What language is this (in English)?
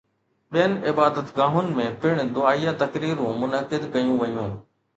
Sindhi